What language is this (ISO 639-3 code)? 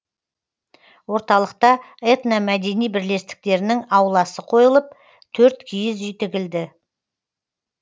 kaz